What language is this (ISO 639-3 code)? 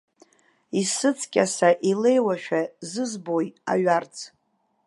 abk